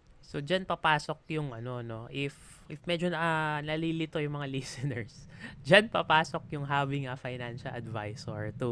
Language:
Filipino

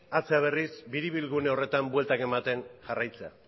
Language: Basque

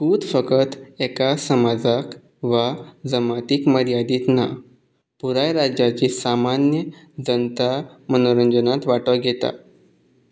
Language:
Konkani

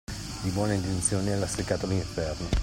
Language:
Italian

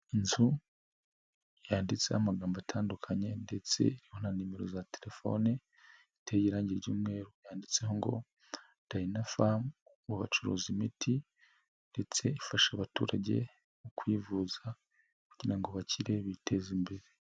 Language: Kinyarwanda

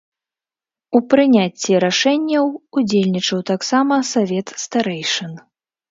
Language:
Belarusian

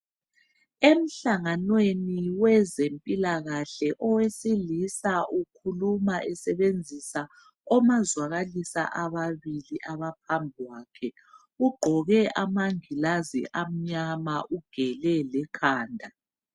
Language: North Ndebele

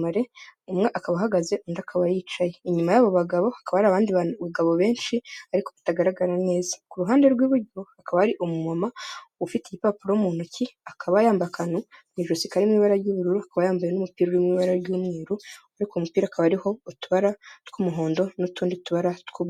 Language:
Kinyarwanda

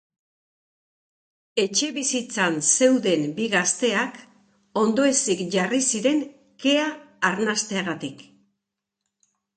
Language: Basque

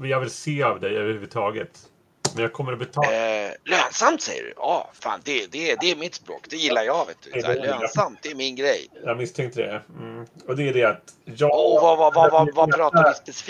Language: Swedish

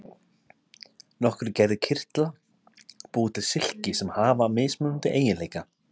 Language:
Icelandic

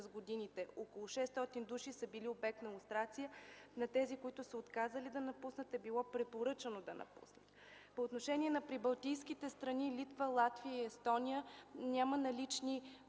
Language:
Bulgarian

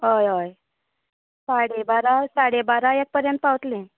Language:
Konkani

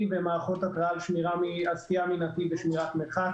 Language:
Hebrew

